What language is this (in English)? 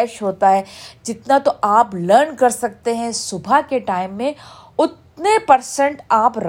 Urdu